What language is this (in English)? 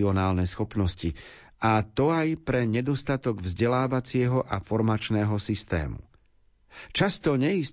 Slovak